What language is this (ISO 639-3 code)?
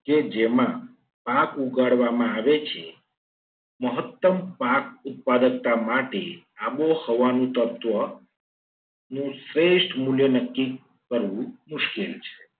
guj